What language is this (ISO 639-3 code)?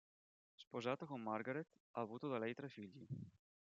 ita